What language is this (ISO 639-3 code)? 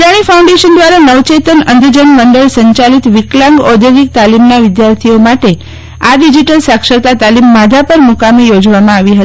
guj